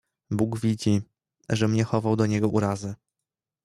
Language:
Polish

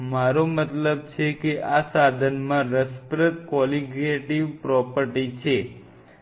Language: Gujarati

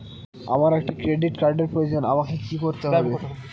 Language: Bangla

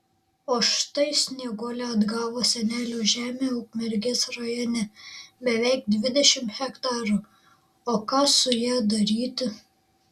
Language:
Lithuanian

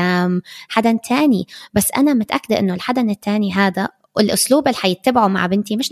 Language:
Arabic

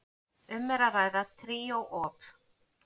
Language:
Icelandic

